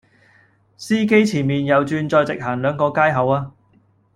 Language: Cantonese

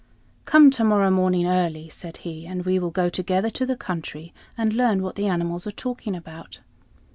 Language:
English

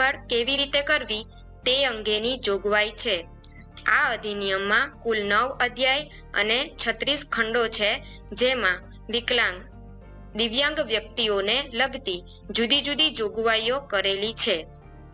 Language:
Gujarati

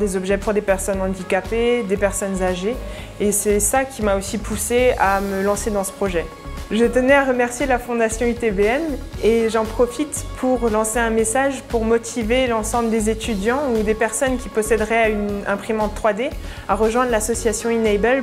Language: French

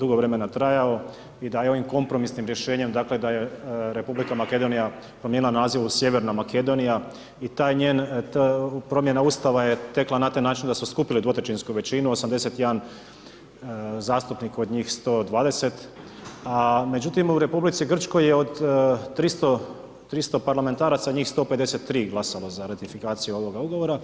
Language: Croatian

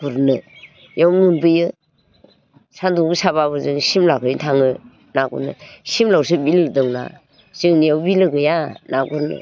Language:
Bodo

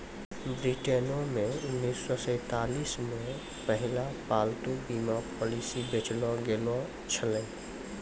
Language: Maithili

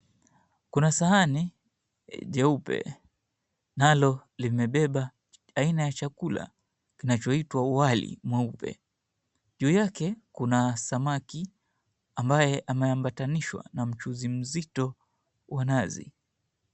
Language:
Swahili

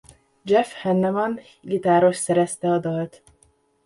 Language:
Hungarian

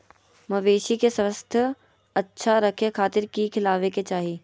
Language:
Magahi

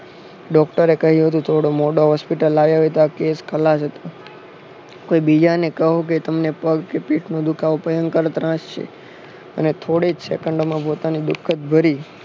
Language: Gujarati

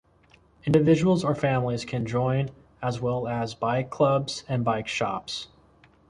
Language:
English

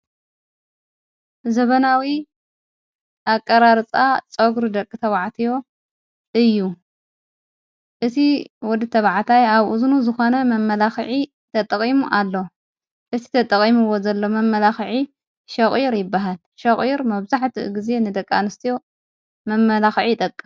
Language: Tigrinya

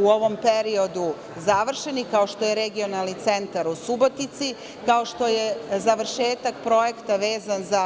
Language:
Serbian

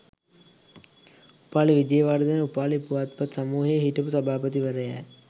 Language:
Sinhala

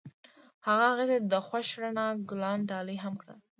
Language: Pashto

